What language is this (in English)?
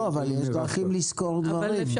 Hebrew